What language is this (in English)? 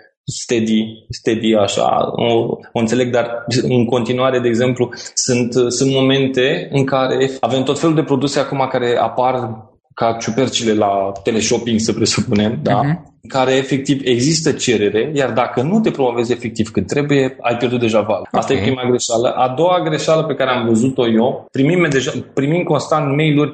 Romanian